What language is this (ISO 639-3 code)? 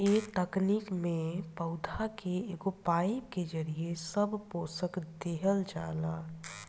bho